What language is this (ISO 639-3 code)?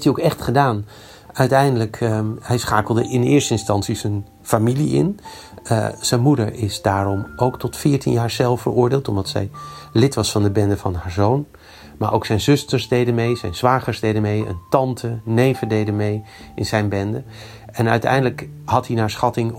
nld